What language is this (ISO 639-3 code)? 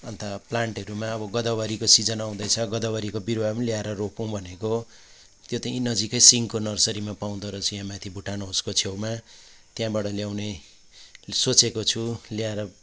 nep